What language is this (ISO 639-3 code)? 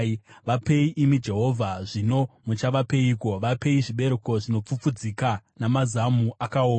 sna